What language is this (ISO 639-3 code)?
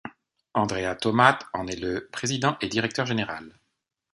fra